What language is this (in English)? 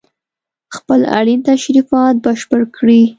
Pashto